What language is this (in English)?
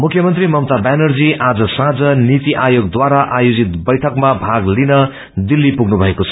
Nepali